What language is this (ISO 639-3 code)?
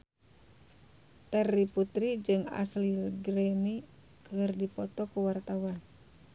sun